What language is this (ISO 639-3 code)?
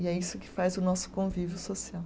por